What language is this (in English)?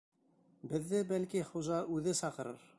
Bashkir